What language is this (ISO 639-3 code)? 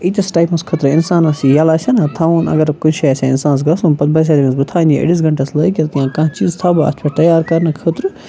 kas